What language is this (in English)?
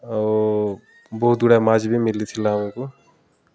Odia